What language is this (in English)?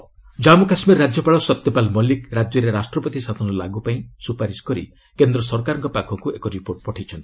Odia